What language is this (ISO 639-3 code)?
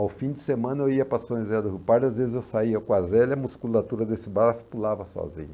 por